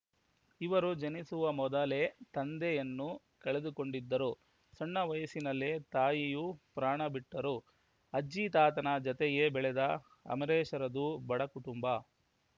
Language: Kannada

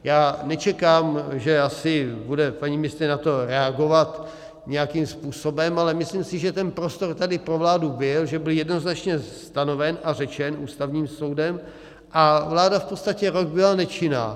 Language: Czech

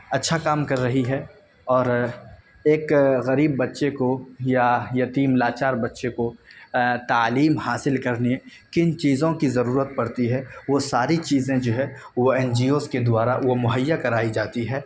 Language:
Urdu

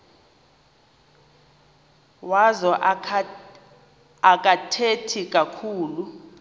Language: Xhosa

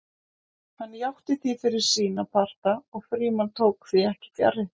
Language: Icelandic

